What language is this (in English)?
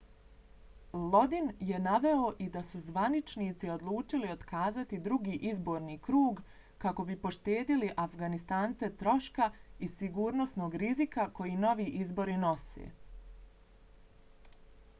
Bosnian